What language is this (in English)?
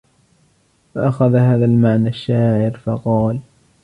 Arabic